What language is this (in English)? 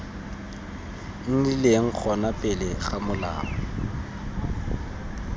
Tswana